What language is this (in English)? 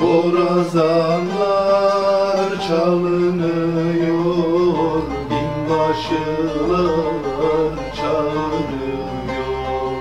Turkish